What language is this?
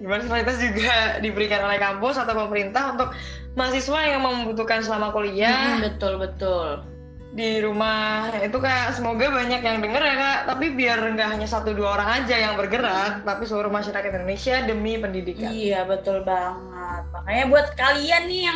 Indonesian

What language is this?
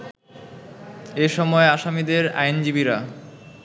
Bangla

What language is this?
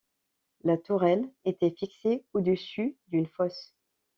French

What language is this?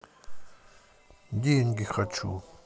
Russian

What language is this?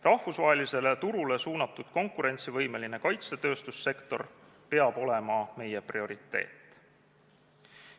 Estonian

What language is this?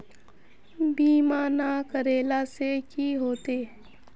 Magahi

